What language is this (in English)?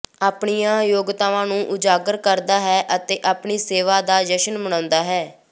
Punjabi